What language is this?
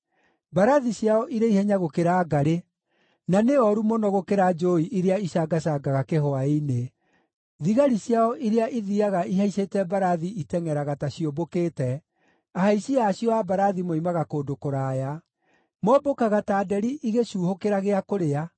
Kikuyu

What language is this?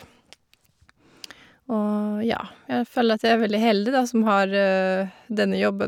Norwegian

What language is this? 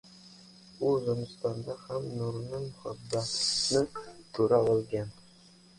Uzbek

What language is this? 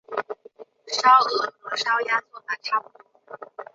Chinese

